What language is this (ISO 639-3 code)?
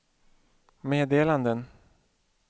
swe